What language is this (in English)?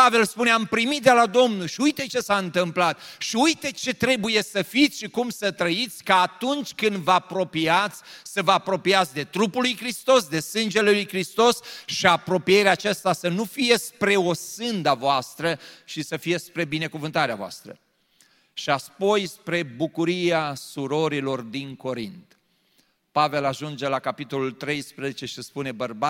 Romanian